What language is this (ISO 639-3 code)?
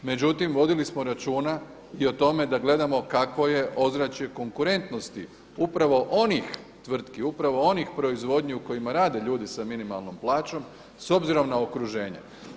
hrv